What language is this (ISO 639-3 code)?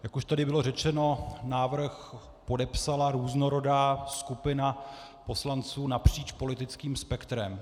ces